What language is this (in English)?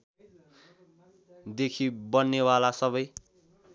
Nepali